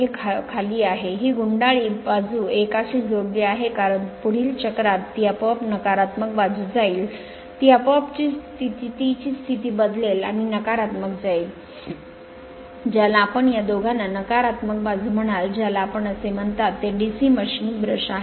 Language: Marathi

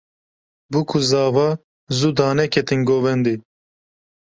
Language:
Kurdish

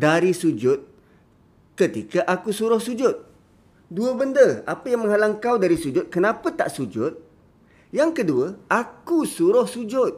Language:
Malay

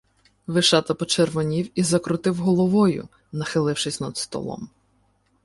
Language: Ukrainian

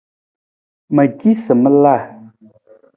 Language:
Nawdm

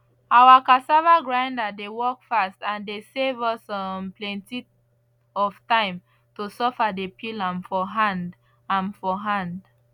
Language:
Nigerian Pidgin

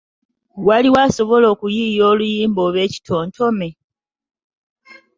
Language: Ganda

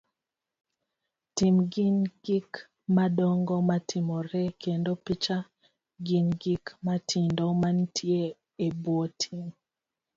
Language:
Luo (Kenya and Tanzania)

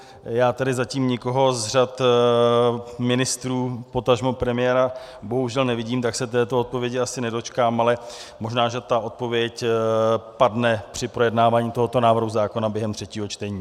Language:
Czech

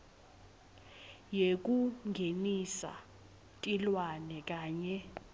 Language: Swati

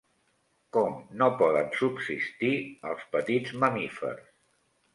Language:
Catalan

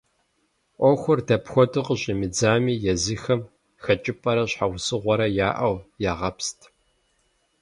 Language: Kabardian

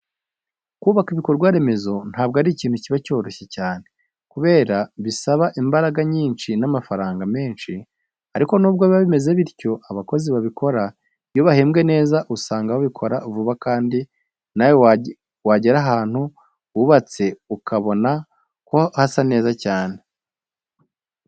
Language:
Kinyarwanda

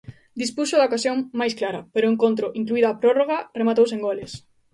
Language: Galician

